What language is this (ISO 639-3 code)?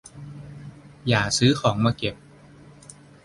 tha